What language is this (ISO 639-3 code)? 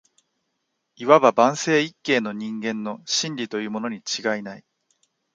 jpn